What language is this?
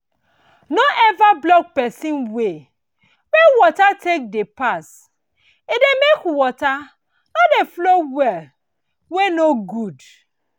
Nigerian Pidgin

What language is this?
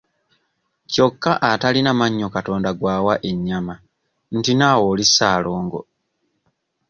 Ganda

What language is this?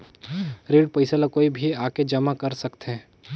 Chhattisgarhi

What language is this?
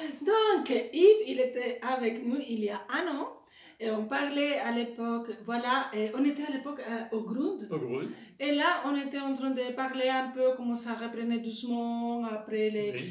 French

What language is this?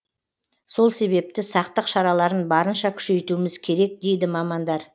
Kazakh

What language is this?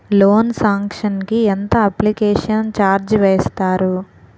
Telugu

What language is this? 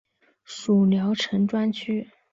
Chinese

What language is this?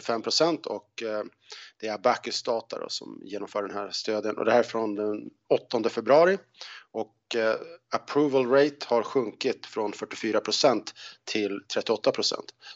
Swedish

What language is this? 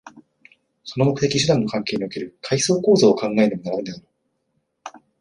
Japanese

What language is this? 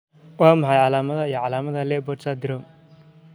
Somali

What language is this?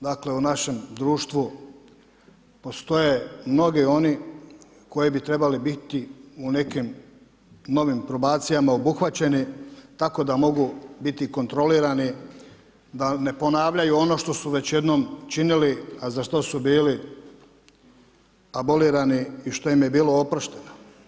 Croatian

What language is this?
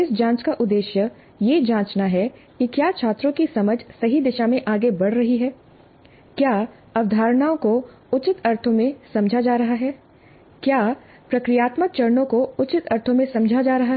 Hindi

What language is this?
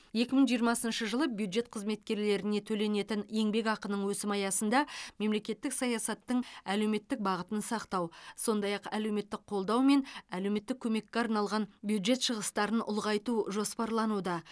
Kazakh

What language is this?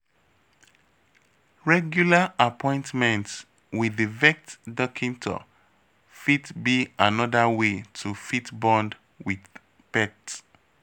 Nigerian Pidgin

